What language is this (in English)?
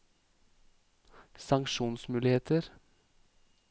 Norwegian